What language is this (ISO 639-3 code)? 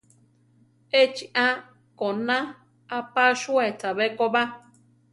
tar